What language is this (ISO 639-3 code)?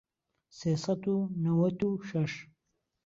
ckb